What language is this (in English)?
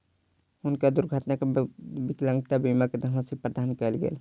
Maithili